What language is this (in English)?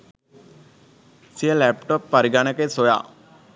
Sinhala